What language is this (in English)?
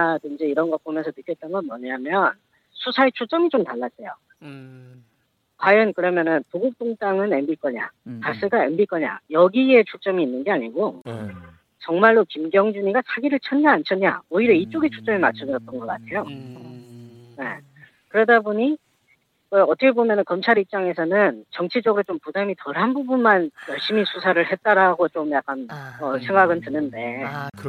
Korean